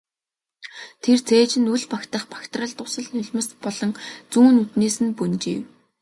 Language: Mongolian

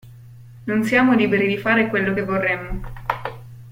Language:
Italian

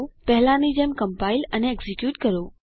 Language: Gujarati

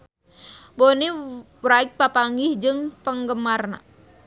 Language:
Sundanese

